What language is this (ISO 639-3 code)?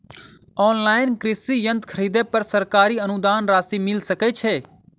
mai